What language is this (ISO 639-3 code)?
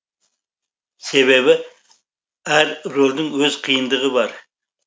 kaz